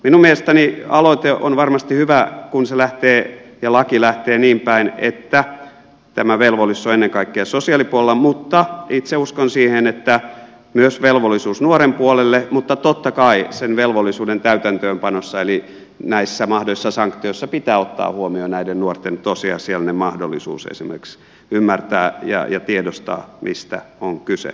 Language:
Finnish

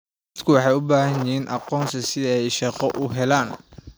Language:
Somali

